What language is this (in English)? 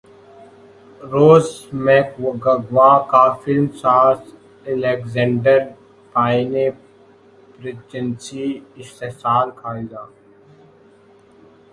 Urdu